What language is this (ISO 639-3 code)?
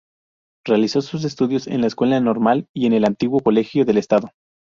spa